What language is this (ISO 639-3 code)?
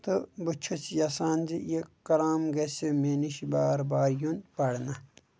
kas